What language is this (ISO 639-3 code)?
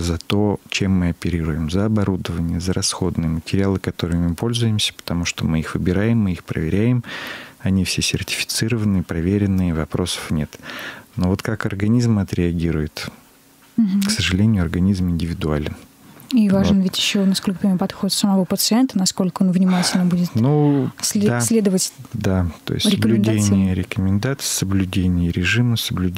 rus